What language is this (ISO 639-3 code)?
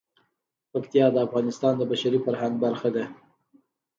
pus